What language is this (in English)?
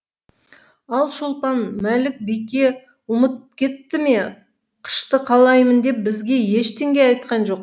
Kazakh